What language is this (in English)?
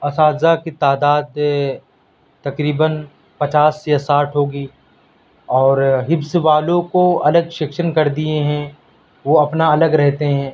Urdu